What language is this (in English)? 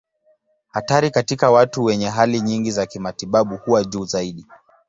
Swahili